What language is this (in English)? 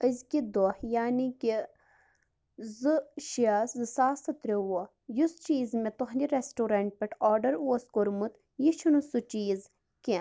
Kashmiri